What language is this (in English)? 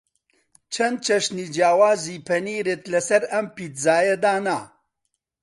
Central Kurdish